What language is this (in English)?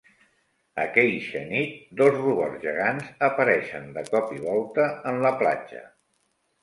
Catalan